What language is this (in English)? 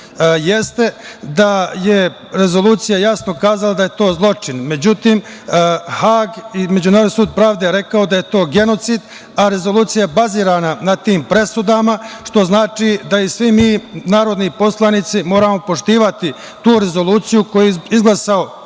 Serbian